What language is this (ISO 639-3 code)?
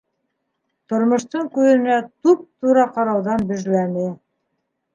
bak